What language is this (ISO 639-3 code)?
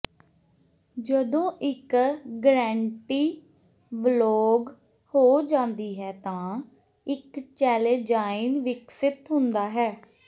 pan